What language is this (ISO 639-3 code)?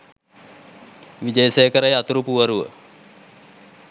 sin